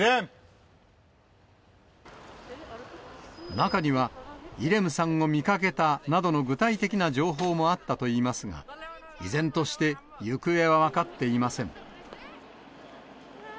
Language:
Japanese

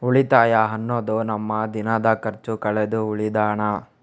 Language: Kannada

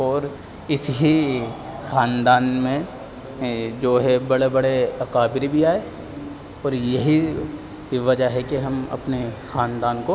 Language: Urdu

